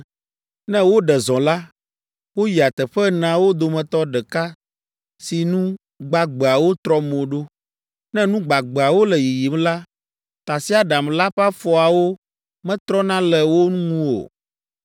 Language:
Ewe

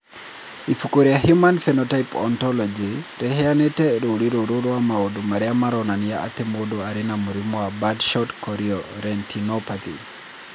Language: Kikuyu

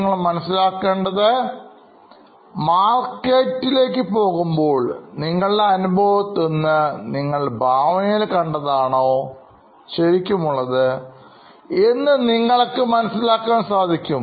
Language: Malayalam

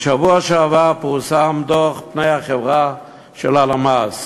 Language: Hebrew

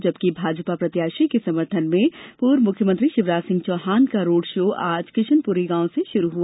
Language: Hindi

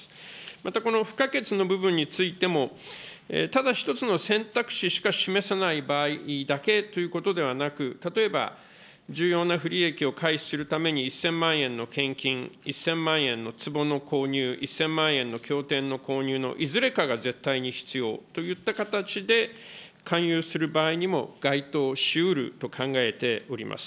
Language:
Japanese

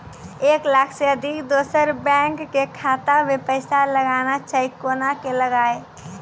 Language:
Maithili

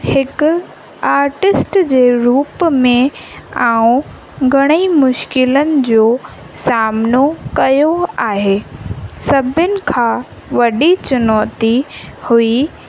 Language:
Sindhi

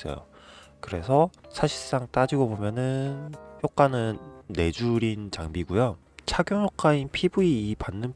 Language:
Korean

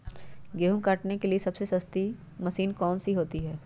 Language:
Magahi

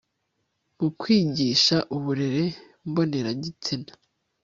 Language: Kinyarwanda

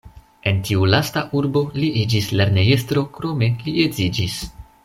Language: Esperanto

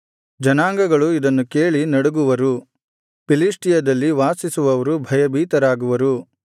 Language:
Kannada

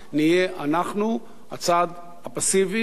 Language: Hebrew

